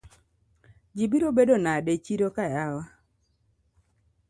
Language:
Luo (Kenya and Tanzania)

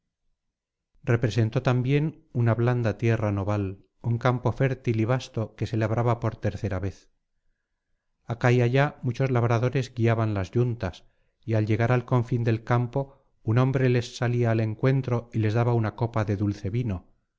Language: Spanish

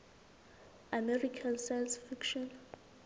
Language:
Southern Sotho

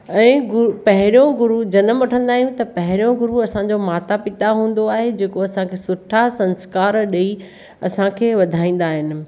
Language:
Sindhi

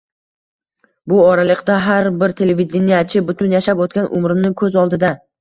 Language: Uzbek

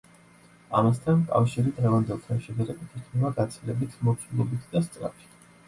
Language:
Georgian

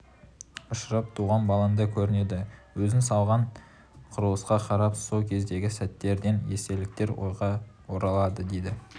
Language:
Kazakh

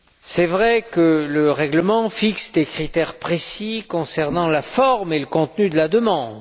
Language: French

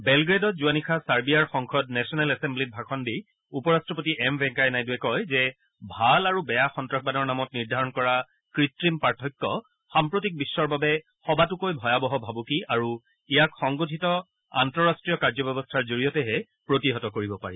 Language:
Assamese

